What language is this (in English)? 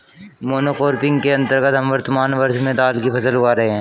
Hindi